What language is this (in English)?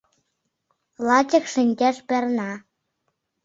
Mari